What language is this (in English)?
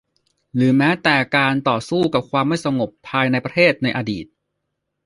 Thai